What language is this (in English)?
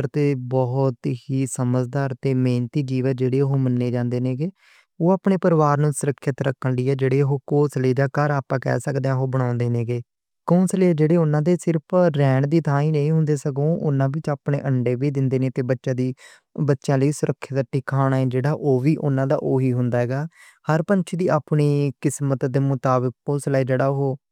Western Panjabi